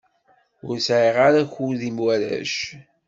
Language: Kabyle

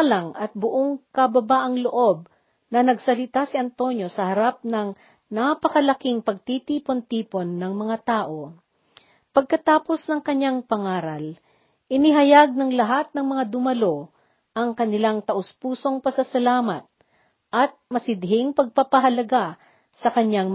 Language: Filipino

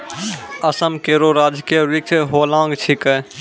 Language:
Maithili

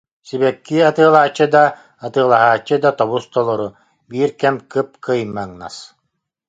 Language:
Yakut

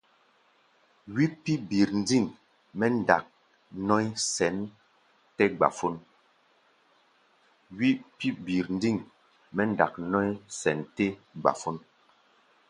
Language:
Gbaya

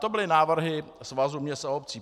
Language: Czech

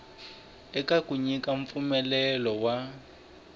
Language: Tsonga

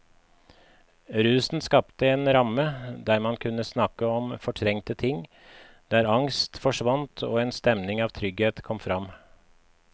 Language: Norwegian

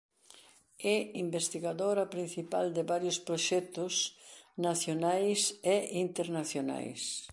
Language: Galician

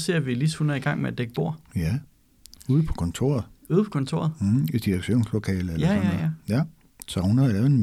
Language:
Danish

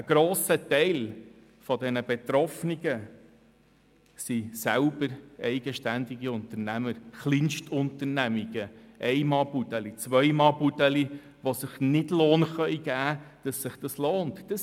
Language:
Swiss German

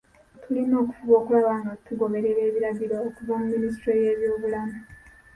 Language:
Ganda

